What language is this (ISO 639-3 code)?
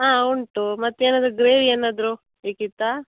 kan